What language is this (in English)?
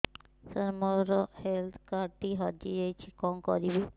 Odia